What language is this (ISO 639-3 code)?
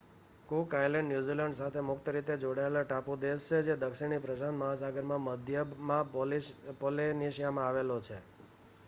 guj